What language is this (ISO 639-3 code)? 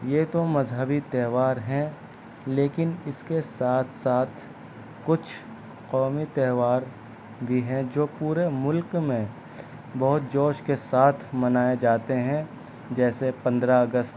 urd